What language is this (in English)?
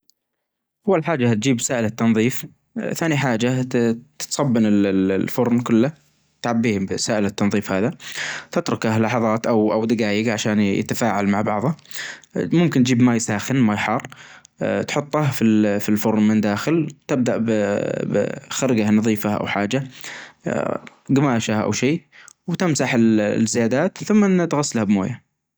Najdi Arabic